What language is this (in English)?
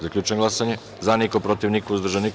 Serbian